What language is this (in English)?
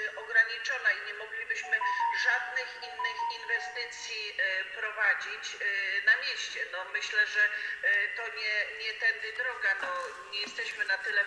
Polish